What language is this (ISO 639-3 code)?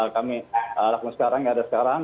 ind